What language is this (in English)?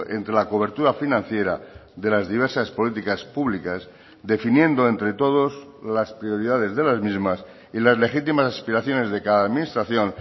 Spanish